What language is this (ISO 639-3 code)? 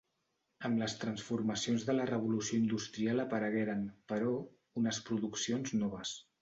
cat